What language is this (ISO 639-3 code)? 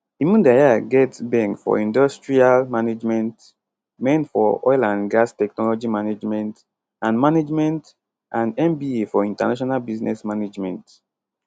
pcm